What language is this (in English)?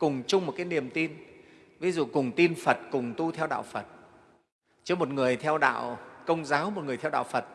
Vietnamese